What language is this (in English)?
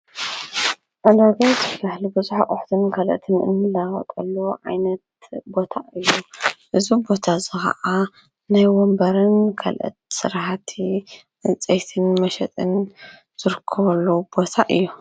Tigrinya